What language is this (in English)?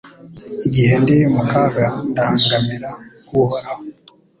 Kinyarwanda